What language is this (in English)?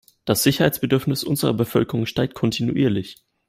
German